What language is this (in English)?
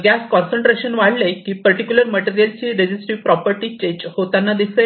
Marathi